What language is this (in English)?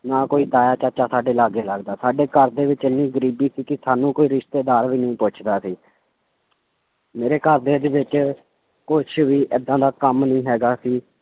Punjabi